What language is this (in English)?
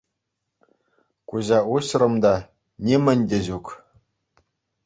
Chuvash